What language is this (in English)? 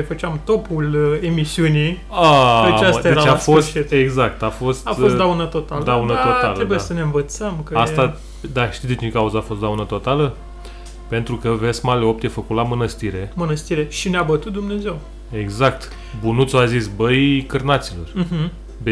Romanian